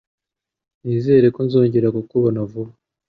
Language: Kinyarwanda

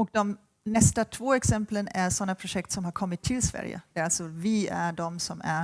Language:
Swedish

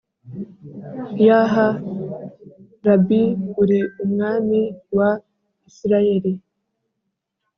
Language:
Kinyarwanda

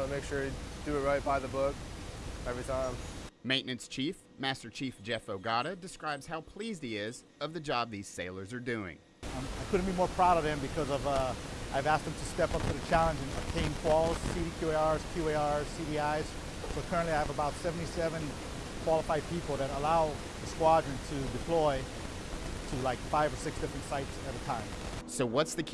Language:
English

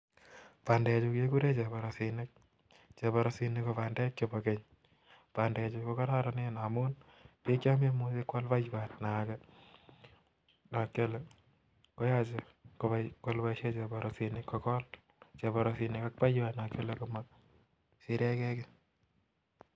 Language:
Kalenjin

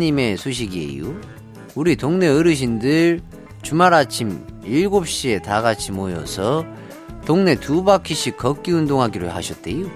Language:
Korean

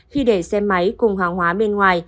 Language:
Vietnamese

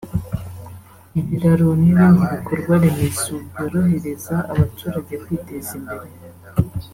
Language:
Kinyarwanda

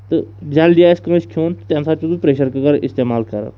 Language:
Kashmiri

